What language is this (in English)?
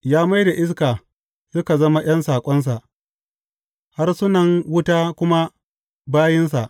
Hausa